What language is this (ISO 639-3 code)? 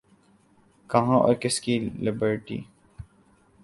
urd